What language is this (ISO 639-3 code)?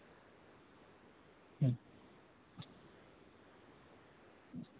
sat